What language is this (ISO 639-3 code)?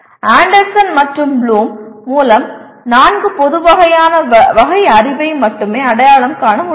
tam